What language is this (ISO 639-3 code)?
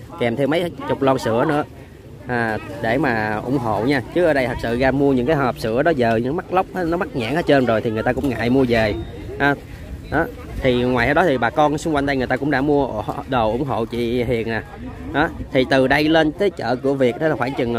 vie